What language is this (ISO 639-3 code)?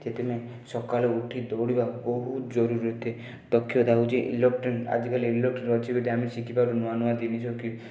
ori